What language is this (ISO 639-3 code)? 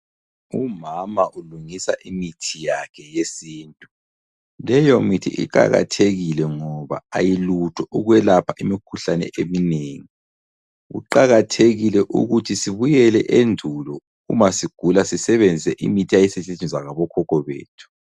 nde